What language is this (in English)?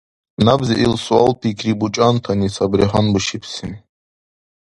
Dargwa